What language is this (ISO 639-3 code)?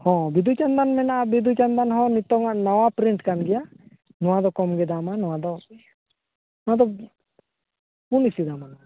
sat